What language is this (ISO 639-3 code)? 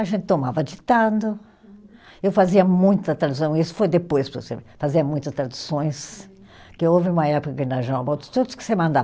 por